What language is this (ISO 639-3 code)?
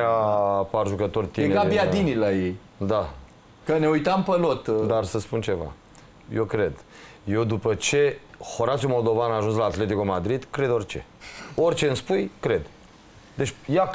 ron